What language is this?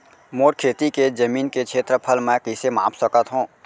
Chhattisgarhi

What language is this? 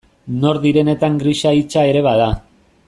Basque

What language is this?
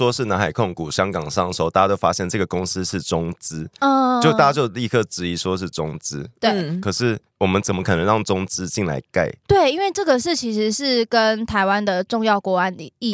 Chinese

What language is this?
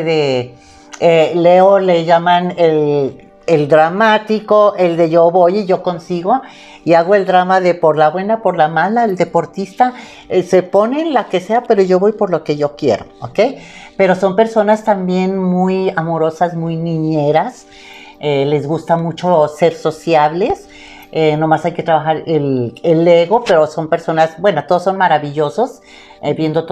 Spanish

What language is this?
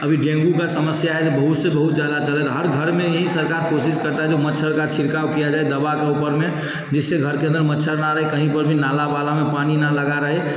Hindi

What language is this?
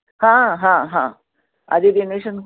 Marathi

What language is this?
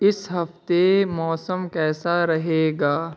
Urdu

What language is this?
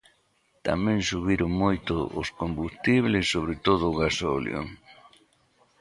Galician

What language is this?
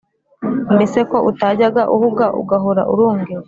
Kinyarwanda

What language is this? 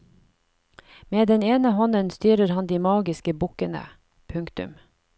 Norwegian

